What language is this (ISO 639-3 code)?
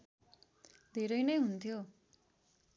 nep